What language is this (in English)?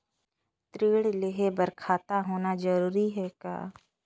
Chhattisgarhi